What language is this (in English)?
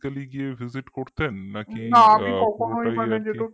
Bangla